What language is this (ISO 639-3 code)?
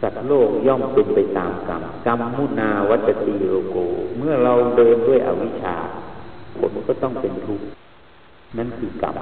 tha